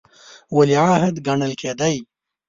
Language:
Pashto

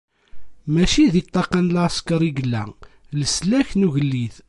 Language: Kabyle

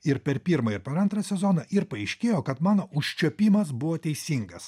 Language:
Lithuanian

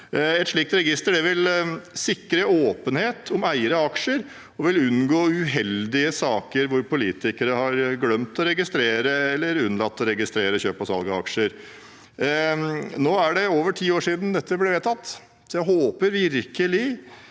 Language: Norwegian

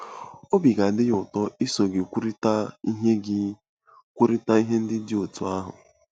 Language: Igbo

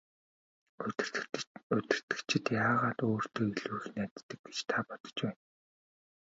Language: Mongolian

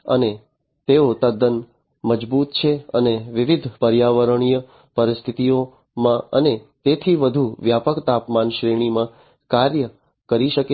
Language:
Gujarati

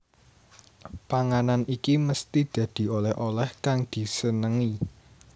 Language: Javanese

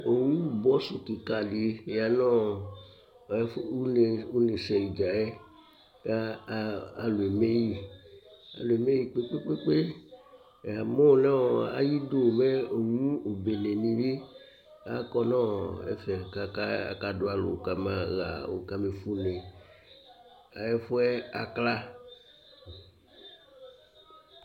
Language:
Ikposo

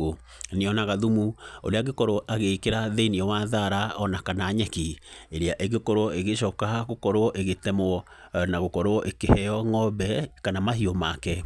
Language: Kikuyu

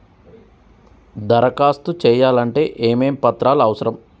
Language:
Telugu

